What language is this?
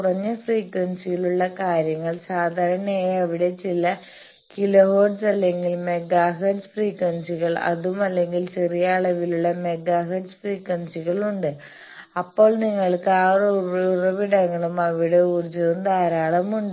Malayalam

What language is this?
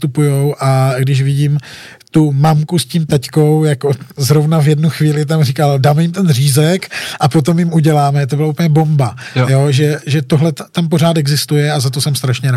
Czech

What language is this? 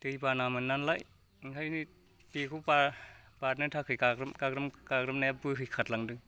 Bodo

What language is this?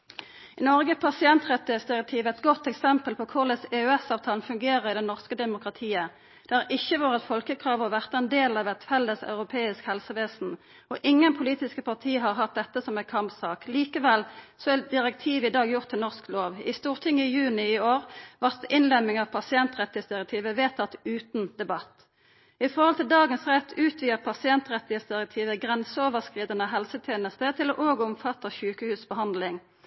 Norwegian Nynorsk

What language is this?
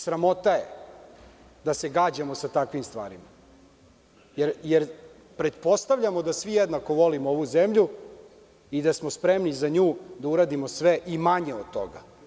Serbian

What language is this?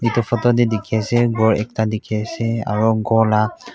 Naga Pidgin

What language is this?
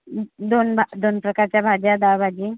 Marathi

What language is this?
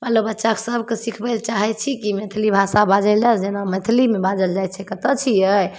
Maithili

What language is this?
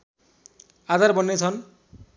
Nepali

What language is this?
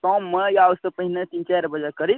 Maithili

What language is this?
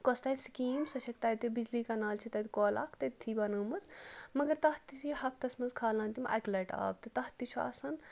Kashmiri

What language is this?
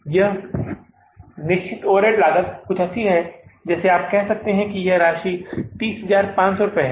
Hindi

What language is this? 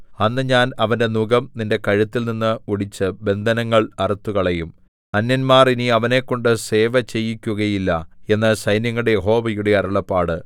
Malayalam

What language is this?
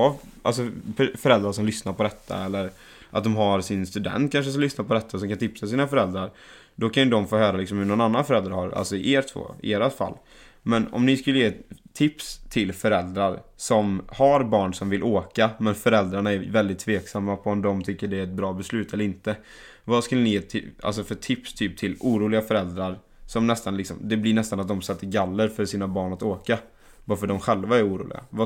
Swedish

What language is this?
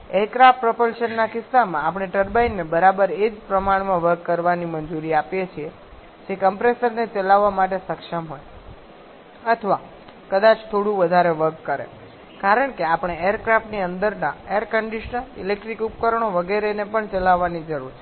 Gujarati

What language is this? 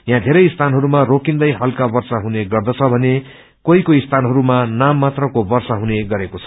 Nepali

